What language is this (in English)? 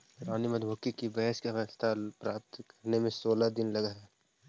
Magahi